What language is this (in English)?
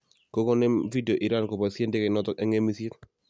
Kalenjin